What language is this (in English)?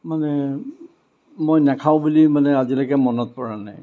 Assamese